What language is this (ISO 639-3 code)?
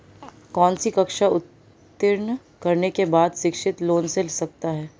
hin